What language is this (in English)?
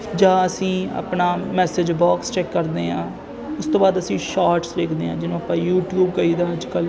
Punjabi